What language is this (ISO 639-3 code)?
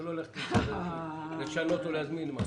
heb